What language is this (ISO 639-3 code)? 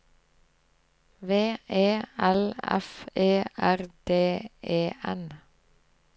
nor